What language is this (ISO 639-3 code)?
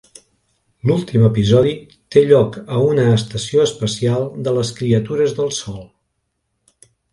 cat